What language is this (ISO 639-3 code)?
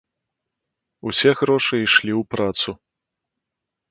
bel